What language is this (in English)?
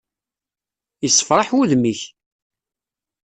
Kabyle